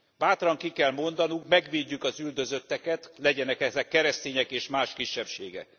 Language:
Hungarian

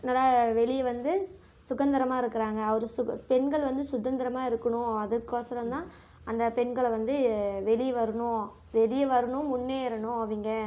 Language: Tamil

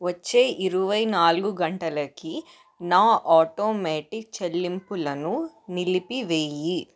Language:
Telugu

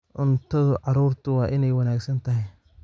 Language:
Somali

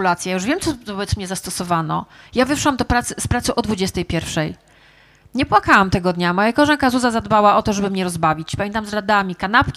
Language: Polish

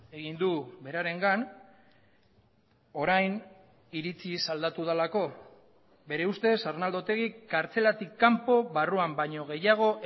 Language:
Basque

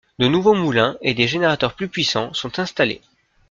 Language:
French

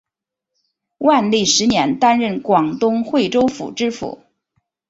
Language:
Chinese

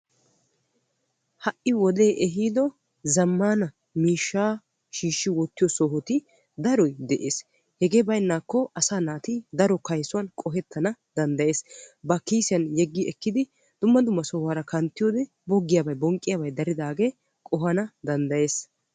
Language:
Wolaytta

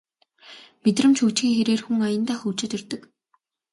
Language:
Mongolian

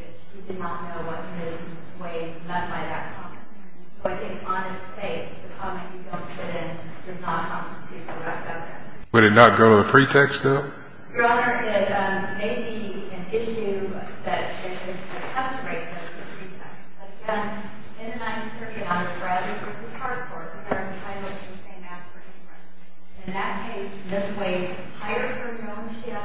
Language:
English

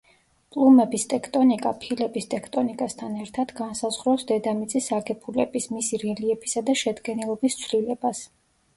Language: Georgian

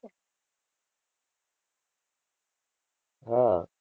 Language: Gujarati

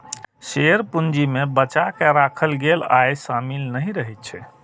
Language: Maithili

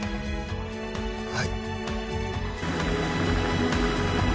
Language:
Japanese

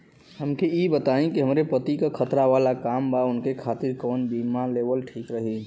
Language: Bhojpuri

